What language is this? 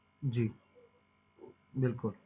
Punjabi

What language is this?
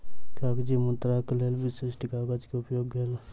Maithili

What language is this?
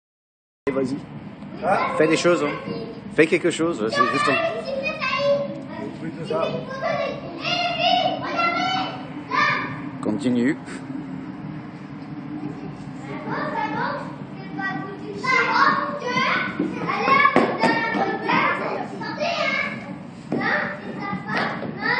French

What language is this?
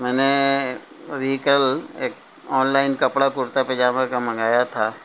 Urdu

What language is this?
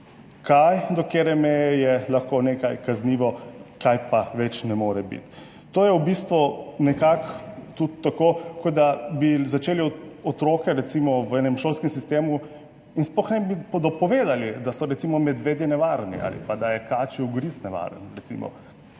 Slovenian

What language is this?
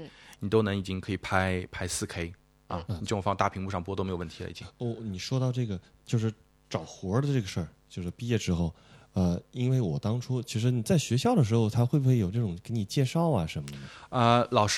Chinese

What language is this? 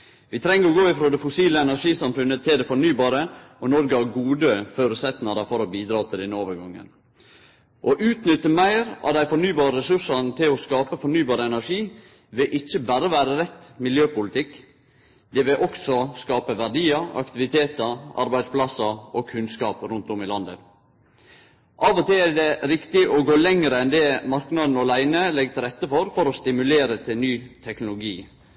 Norwegian Nynorsk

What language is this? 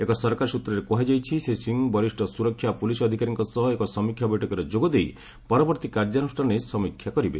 Odia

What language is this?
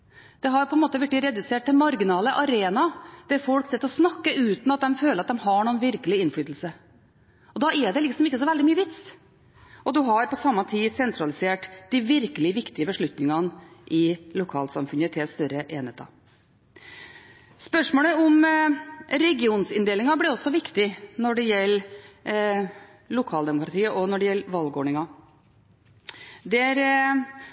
Norwegian Bokmål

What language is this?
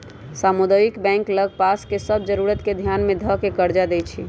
Magahi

